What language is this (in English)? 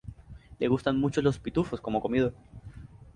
Spanish